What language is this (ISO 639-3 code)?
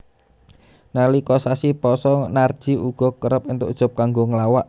jav